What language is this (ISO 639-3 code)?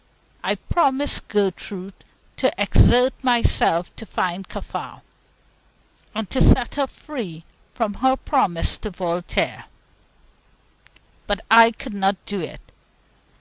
eng